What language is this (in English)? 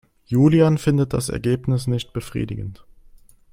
German